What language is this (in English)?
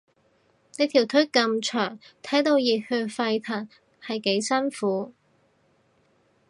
Cantonese